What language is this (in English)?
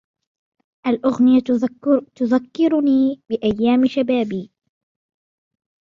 Arabic